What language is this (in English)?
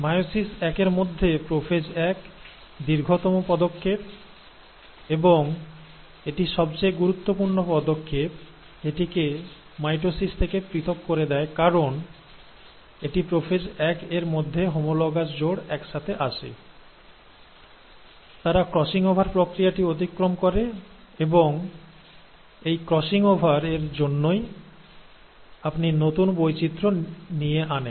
Bangla